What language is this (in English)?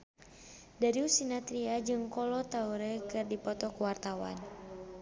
Sundanese